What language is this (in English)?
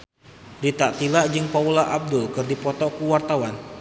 Sundanese